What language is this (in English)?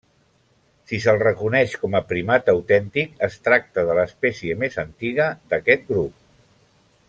Catalan